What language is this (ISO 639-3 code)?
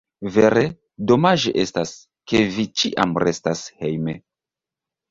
epo